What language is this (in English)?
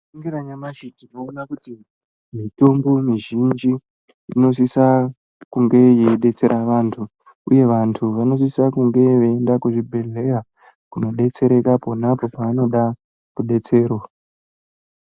Ndau